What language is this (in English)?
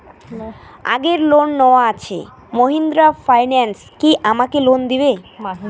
Bangla